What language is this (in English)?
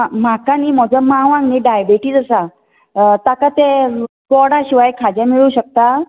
Konkani